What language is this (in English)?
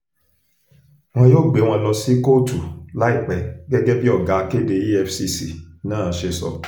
Yoruba